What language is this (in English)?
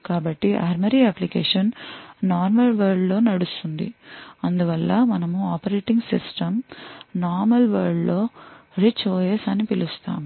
Telugu